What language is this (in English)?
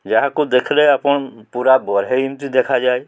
Odia